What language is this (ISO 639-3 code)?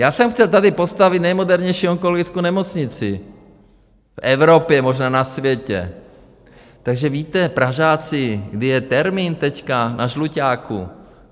ces